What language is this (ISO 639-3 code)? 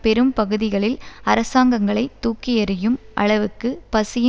tam